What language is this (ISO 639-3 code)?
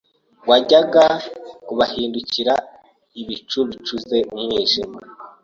kin